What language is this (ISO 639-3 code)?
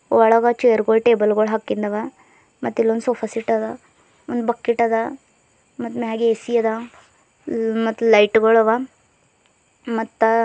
kan